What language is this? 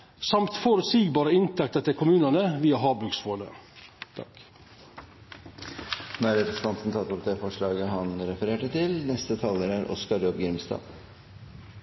Norwegian Nynorsk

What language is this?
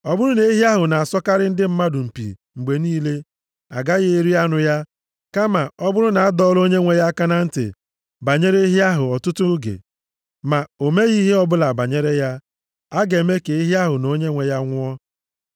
Igbo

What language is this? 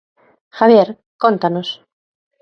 Galician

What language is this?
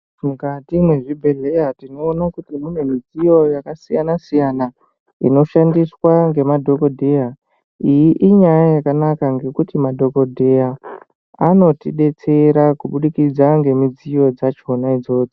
Ndau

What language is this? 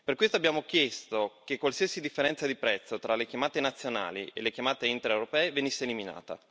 Italian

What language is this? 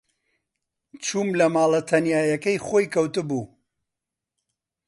Central Kurdish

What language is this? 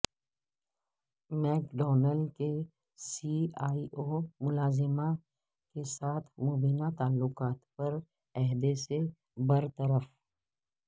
Urdu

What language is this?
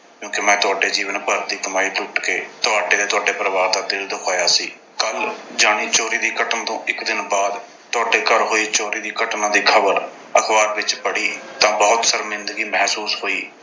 Punjabi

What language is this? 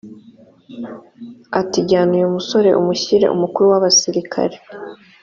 Kinyarwanda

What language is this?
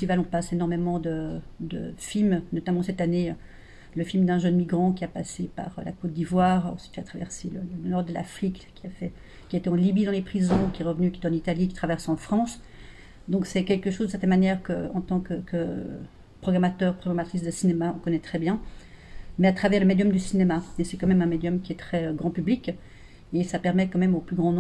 French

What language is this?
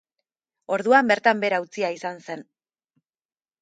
Basque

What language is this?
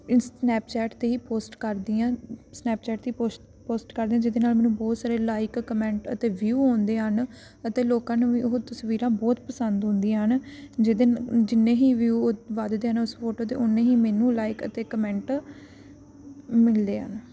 Punjabi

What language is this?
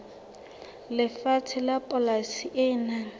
Southern Sotho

